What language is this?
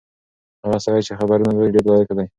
Pashto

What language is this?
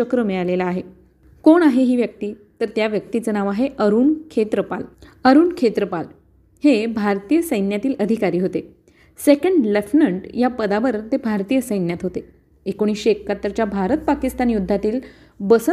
Marathi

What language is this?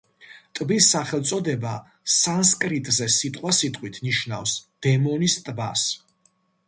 Georgian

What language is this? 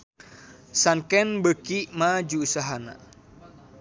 Sundanese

